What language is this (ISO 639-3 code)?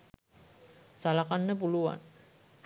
sin